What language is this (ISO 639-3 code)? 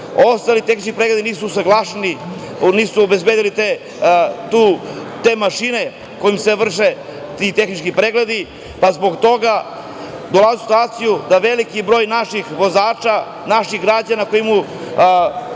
srp